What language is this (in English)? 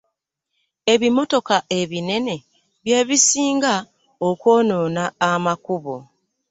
Ganda